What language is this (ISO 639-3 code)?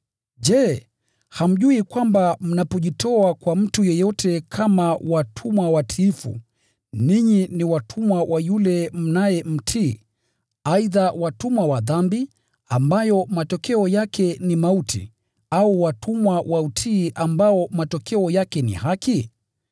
swa